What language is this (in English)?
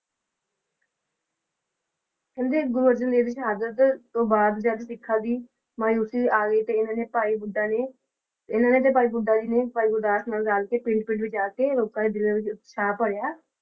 Punjabi